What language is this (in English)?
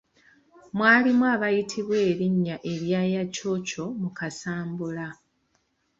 Ganda